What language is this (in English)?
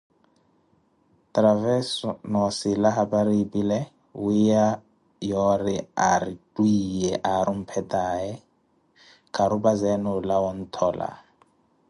Koti